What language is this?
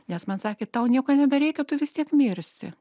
Lithuanian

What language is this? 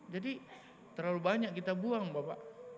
Indonesian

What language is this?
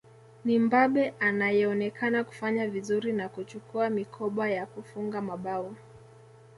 Swahili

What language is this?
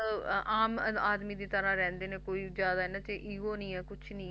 Punjabi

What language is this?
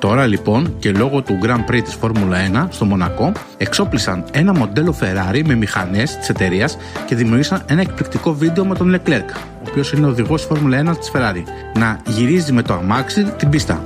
Greek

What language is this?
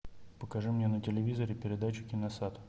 Russian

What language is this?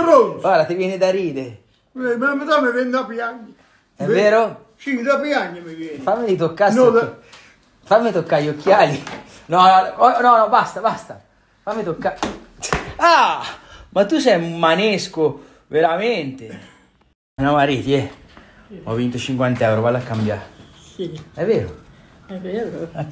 Italian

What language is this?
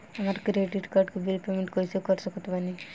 Bhojpuri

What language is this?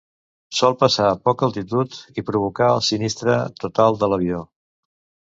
Catalan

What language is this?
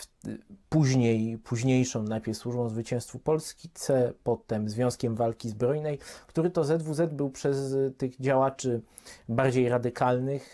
Polish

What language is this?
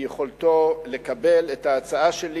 Hebrew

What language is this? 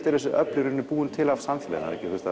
Icelandic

